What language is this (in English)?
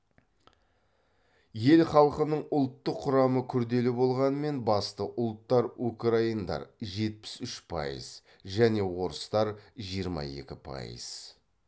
Kazakh